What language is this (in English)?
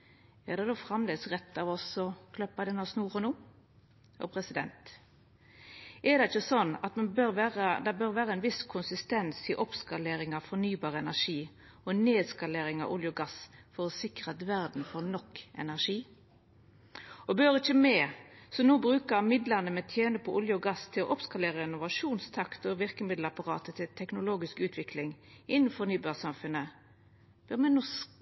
Norwegian Nynorsk